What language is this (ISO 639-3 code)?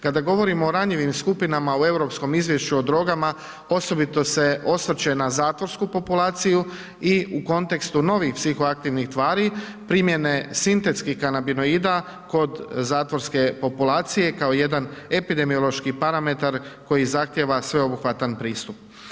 hrv